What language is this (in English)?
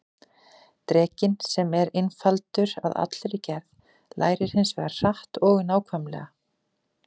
Icelandic